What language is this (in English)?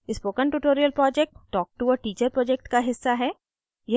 Hindi